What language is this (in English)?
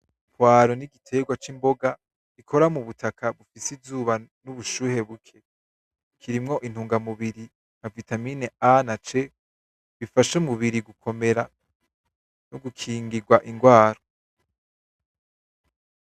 Rundi